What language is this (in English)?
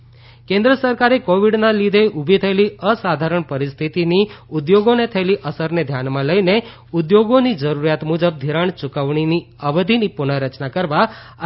Gujarati